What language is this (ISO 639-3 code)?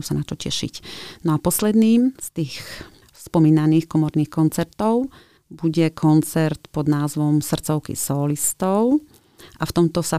slk